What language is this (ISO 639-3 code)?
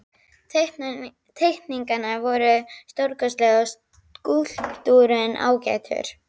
isl